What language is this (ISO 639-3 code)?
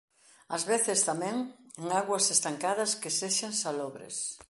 glg